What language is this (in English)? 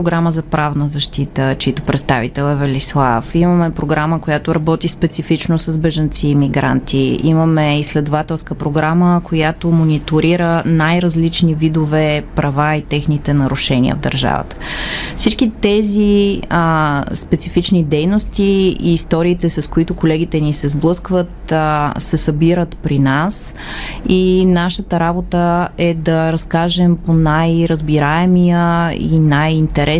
Bulgarian